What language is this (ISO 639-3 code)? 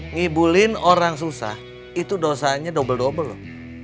ind